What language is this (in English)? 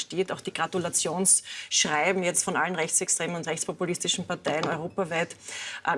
German